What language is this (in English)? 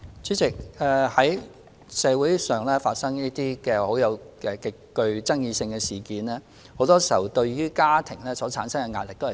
Cantonese